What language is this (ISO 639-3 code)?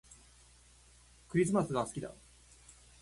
jpn